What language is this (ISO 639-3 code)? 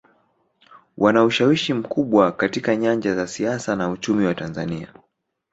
swa